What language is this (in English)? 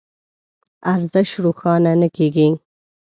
Pashto